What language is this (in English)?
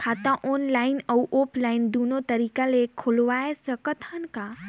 Chhattisgarhi